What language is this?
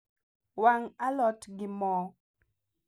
Luo (Kenya and Tanzania)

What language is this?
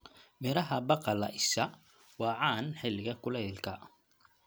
Somali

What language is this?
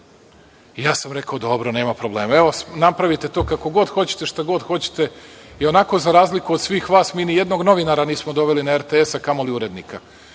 Serbian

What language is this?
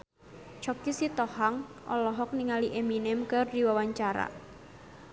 Sundanese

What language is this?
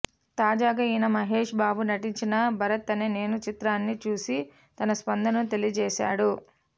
Telugu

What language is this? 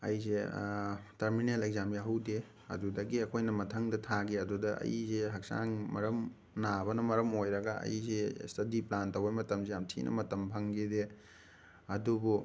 Manipuri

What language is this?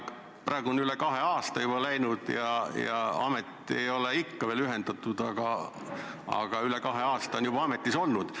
Estonian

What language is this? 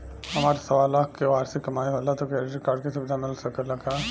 Bhojpuri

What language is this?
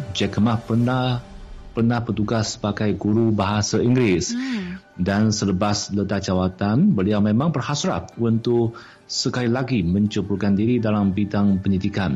Malay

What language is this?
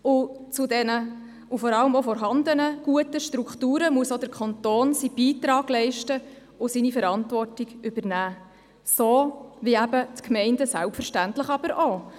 Swiss German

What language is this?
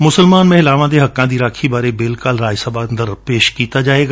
Punjabi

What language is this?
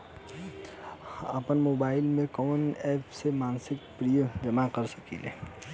Bhojpuri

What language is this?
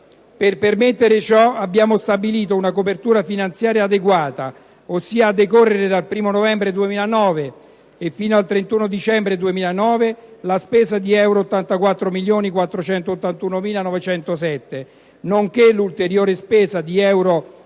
Italian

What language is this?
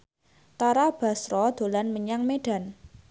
Javanese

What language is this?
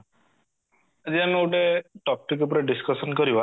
Odia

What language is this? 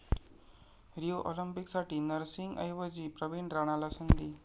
Marathi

